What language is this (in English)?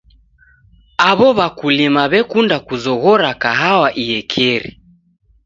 Taita